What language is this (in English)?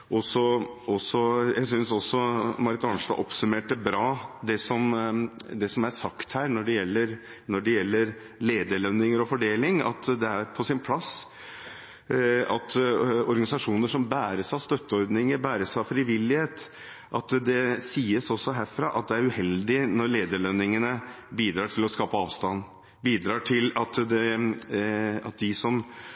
Norwegian Bokmål